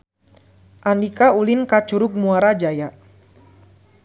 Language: Sundanese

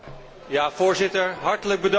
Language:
Dutch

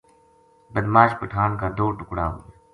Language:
Gujari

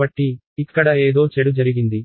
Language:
Telugu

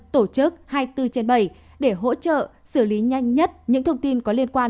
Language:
Vietnamese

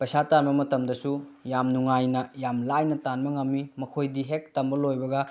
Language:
Manipuri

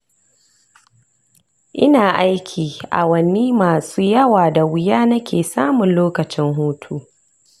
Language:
Hausa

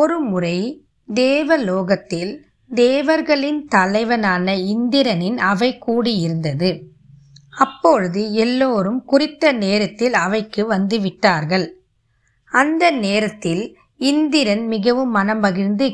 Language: Tamil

